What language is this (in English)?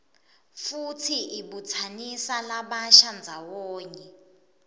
Swati